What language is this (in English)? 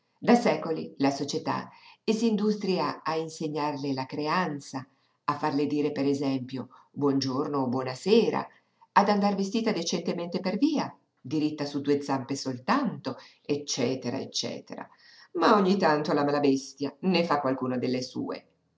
Italian